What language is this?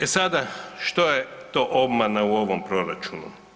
Croatian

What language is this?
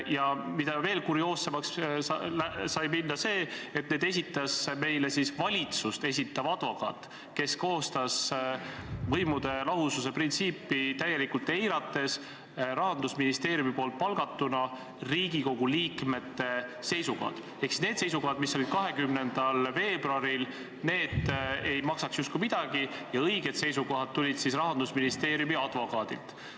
Estonian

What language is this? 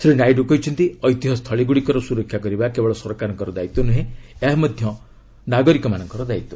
Odia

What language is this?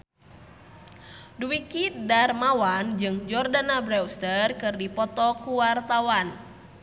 Sundanese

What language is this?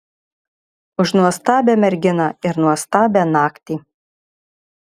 Lithuanian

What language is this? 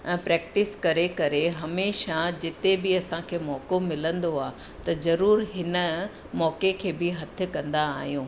Sindhi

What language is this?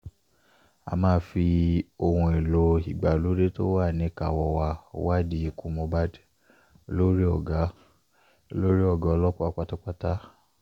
Yoruba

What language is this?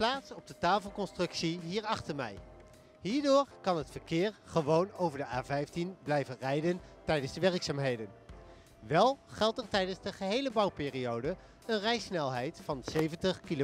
Dutch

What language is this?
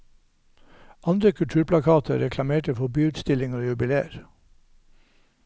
Norwegian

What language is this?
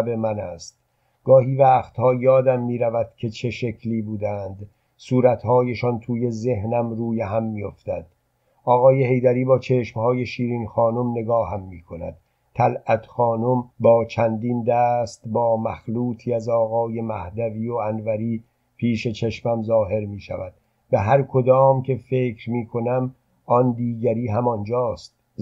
Persian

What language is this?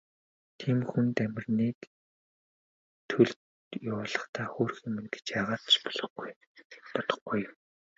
Mongolian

